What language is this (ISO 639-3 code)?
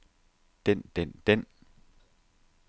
dan